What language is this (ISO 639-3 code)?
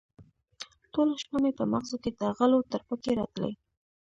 pus